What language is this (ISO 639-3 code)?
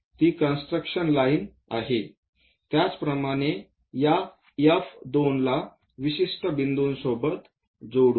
mar